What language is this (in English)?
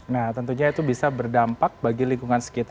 Indonesian